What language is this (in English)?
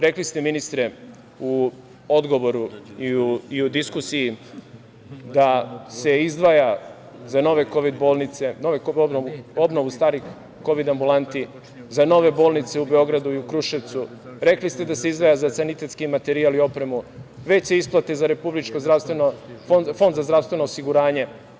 Serbian